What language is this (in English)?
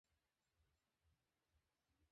Bangla